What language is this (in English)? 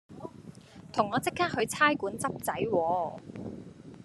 Cantonese